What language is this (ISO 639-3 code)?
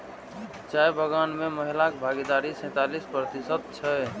mai